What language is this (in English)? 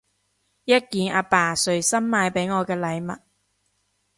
Cantonese